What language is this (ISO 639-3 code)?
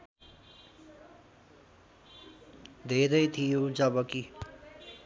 nep